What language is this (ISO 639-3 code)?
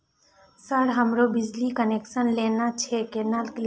mai